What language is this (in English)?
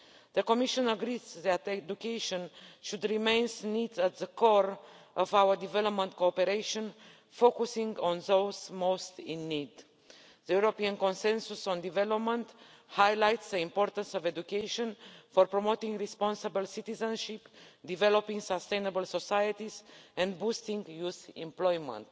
English